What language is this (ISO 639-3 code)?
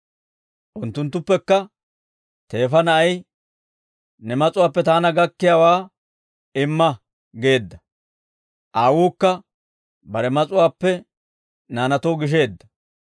dwr